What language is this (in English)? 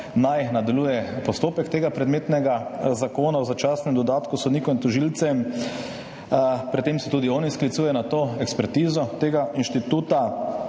Slovenian